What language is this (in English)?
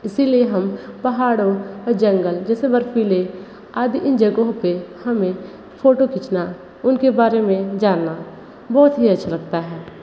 Hindi